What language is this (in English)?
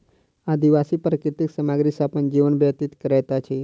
Maithili